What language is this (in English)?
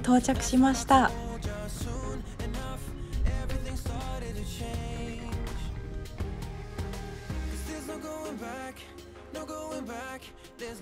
Japanese